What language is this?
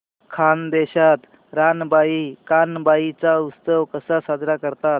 Marathi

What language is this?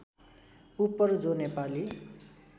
Nepali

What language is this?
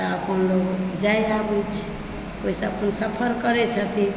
Maithili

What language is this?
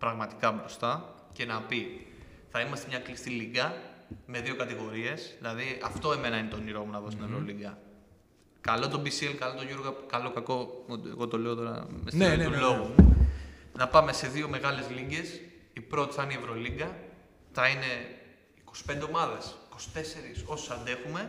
Greek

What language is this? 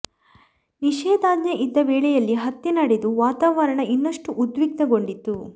Kannada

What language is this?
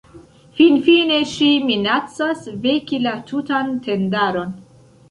Esperanto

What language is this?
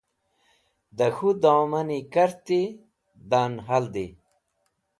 Wakhi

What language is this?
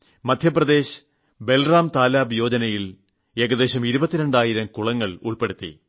Malayalam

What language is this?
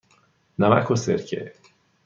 Persian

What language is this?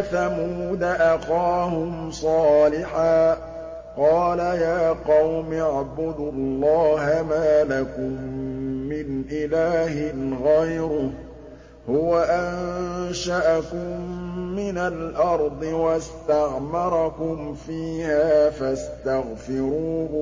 Arabic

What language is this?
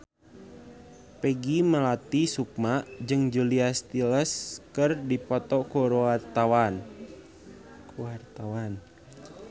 Sundanese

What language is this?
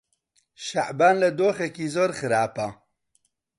Central Kurdish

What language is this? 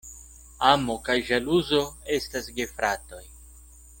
Esperanto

